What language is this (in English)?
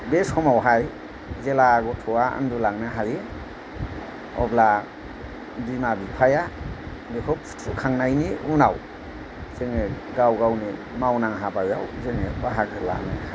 Bodo